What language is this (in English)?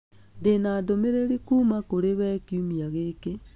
Kikuyu